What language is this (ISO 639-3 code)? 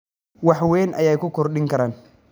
som